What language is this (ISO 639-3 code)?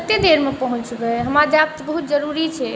mai